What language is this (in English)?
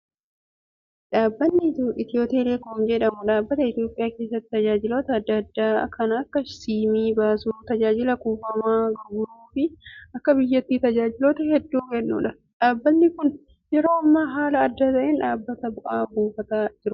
Oromo